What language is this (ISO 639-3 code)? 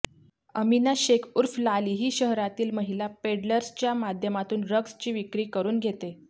mar